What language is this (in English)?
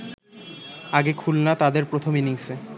Bangla